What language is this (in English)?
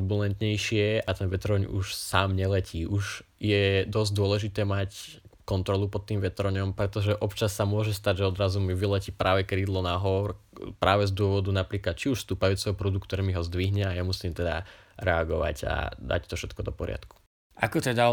Slovak